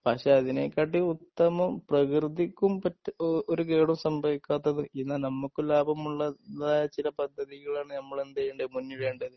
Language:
Malayalam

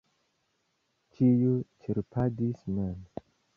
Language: Esperanto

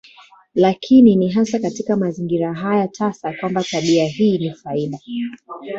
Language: Swahili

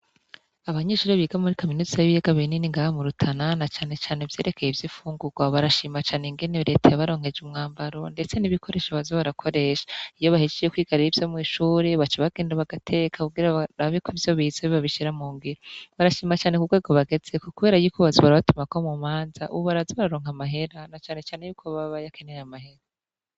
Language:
Rundi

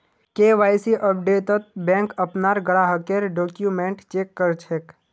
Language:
Magahi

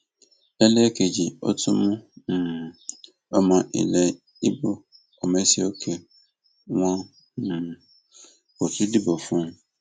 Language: Yoruba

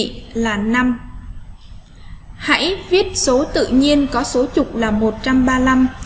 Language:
Vietnamese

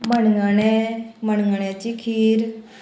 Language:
Konkani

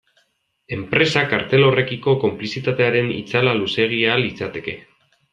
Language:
Basque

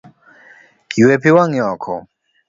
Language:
Luo (Kenya and Tanzania)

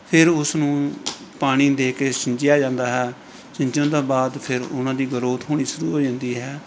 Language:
Punjabi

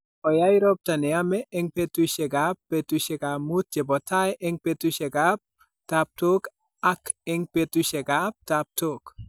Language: Kalenjin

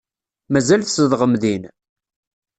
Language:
Kabyle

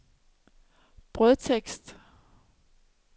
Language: Danish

